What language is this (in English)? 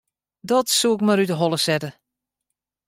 Western Frisian